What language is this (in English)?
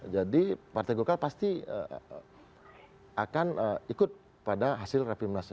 Indonesian